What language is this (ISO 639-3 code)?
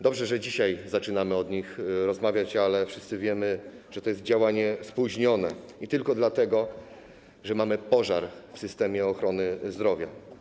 pol